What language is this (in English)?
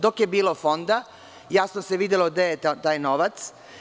Serbian